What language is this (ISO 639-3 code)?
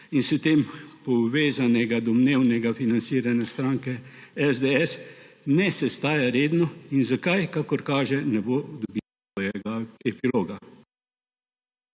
slv